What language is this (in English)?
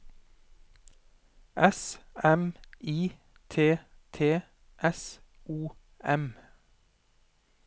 Norwegian